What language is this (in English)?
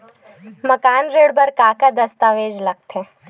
Chhattisgarhi